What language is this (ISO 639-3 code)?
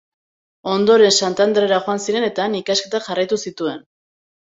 eus